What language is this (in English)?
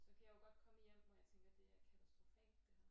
Danish